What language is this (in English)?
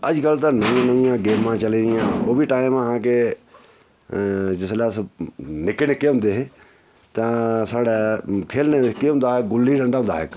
Dogri